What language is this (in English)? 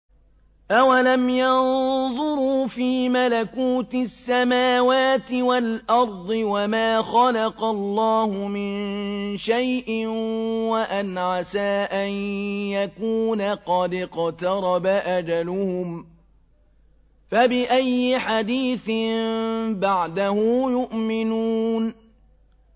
Arabic